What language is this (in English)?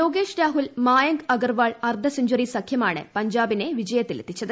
Malayalam